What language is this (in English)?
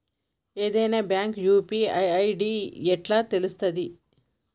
Telugu